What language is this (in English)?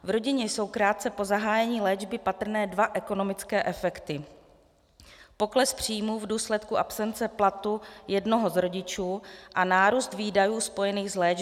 Czech